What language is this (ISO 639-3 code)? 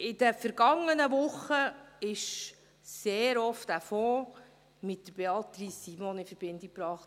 gsw